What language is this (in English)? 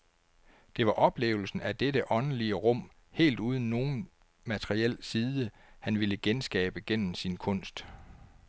Danish